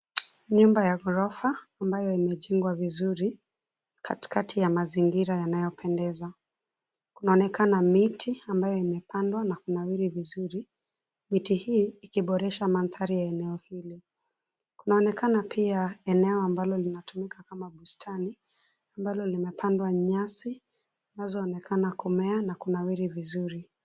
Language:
Swahili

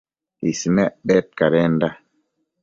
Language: Matsés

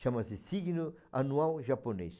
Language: Portuguese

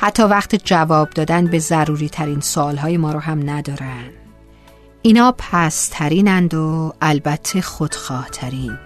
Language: Persian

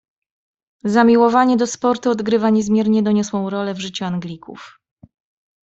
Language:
Polish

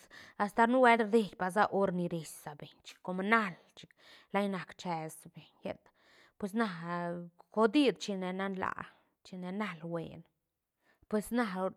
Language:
Santa Catarina Albarradas Zapotec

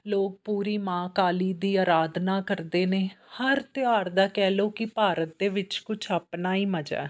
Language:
Punjabi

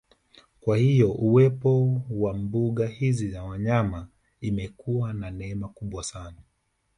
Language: Swahili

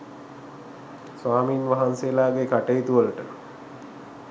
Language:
Sinhala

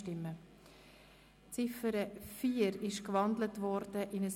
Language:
Swiss German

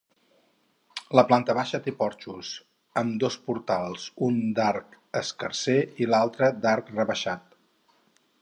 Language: Catalan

